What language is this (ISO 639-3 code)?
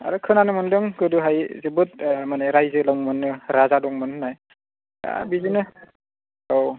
brx